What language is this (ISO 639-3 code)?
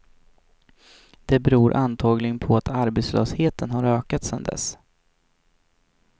swe